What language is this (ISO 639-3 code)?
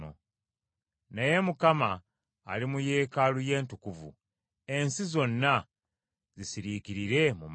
lug